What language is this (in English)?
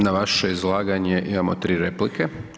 Croatian